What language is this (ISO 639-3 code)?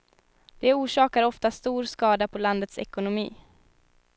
swe